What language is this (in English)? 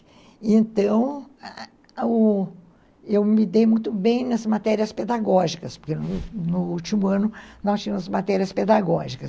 Portuguese